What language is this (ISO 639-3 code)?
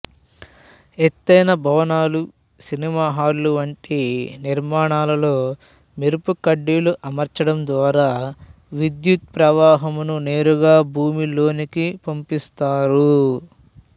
tel